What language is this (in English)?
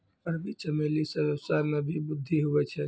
Maithili